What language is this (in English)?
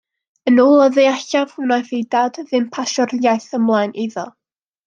Welsh